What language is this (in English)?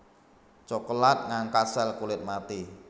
Javanese